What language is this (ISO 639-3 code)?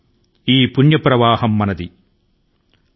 tel